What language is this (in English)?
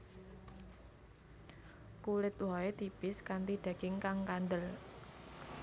Javanese